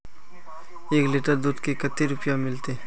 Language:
Magahi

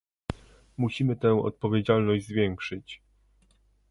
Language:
Polish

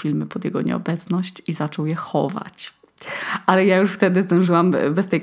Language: Polish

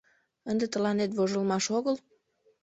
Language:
Mari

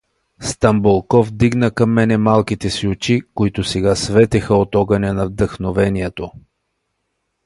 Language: Bulgarian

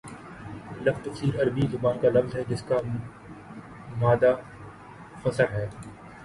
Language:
Urdu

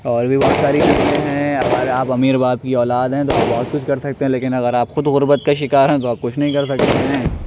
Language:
Urdu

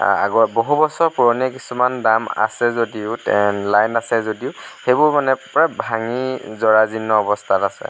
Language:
Assamese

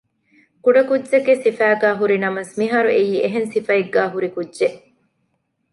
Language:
Divehi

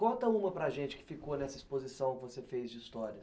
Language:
Portuguese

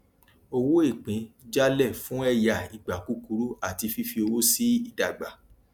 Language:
Yoruba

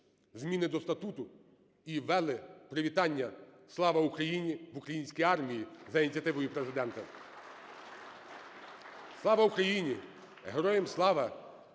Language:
Ukrainian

